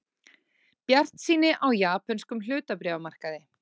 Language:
Icelandic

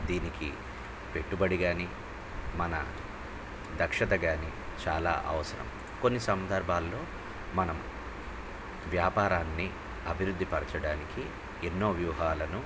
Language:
Telugu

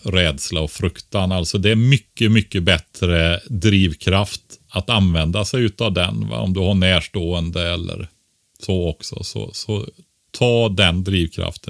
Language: Swedish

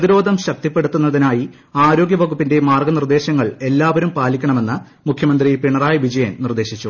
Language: Malayalam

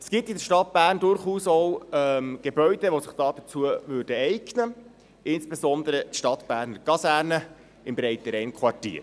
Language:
Swiss German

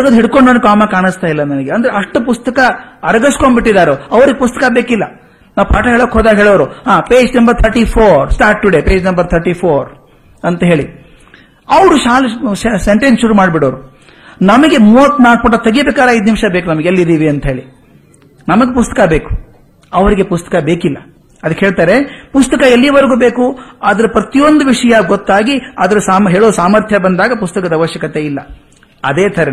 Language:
Kannada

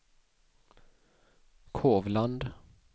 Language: Swedish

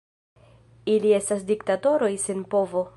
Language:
Esperanto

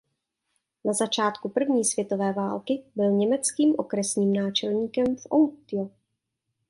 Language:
Czech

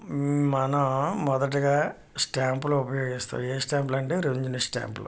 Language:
Telugu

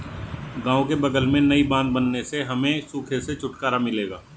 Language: Hindi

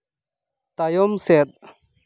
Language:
Santali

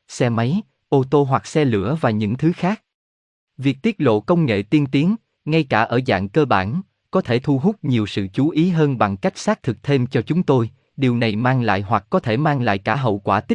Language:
Vietnamese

